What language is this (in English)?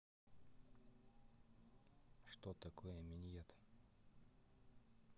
Russian